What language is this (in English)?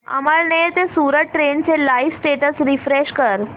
Marathi